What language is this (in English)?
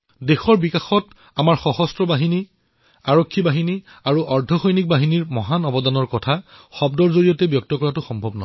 Assamese